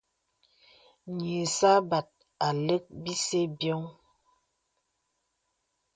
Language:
Bebele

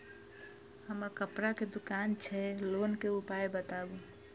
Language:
Maithili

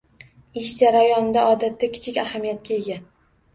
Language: Uzbek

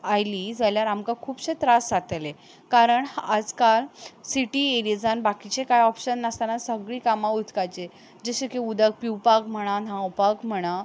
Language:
Konkani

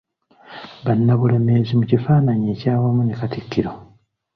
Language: Ganda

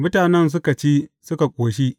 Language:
Hausa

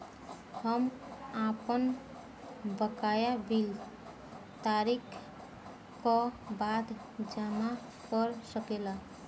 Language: Bhojpuri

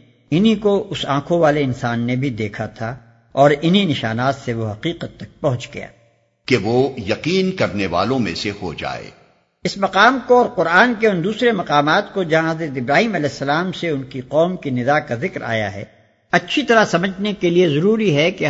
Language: Urdu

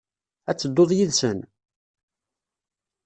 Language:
Kabyle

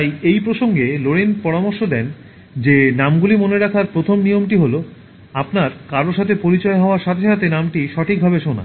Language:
Bangla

